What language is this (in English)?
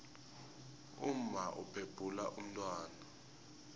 South Ndebele